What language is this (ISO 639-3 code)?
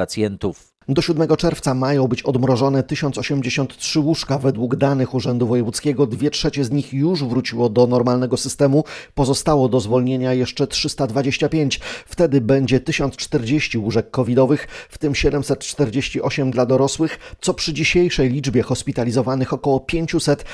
pol